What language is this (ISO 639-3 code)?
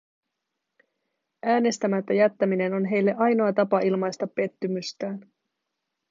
fin